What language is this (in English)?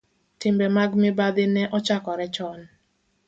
Luo (Kenya and Tanzania)